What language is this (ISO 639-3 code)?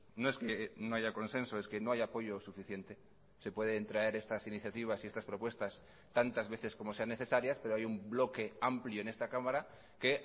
spa